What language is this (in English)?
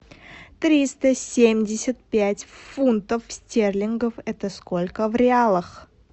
Russian